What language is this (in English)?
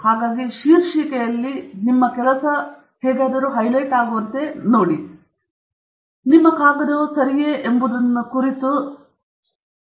Kannada